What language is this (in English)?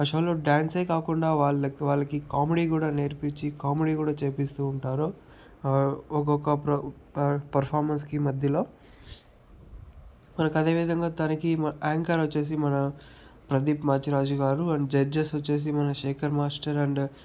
Telugu